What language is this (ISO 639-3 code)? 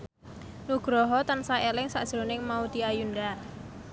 jav